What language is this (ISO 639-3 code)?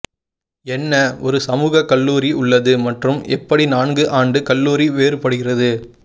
tam